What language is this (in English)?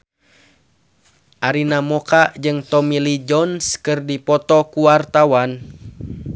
Sundanese